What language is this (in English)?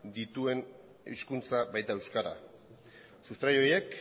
Basque